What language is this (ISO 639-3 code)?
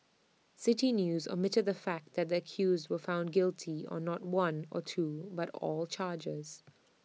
eng